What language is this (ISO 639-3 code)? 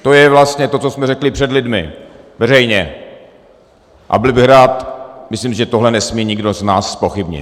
ces